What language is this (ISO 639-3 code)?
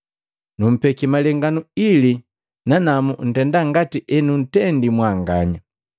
mgv